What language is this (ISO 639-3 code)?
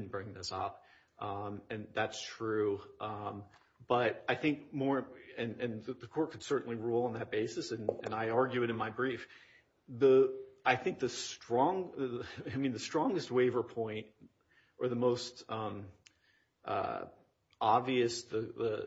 eng